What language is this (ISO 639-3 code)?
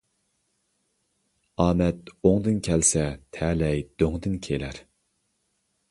uig